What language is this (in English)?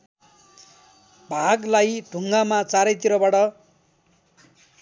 Nepali